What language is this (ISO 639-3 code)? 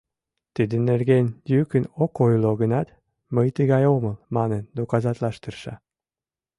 chm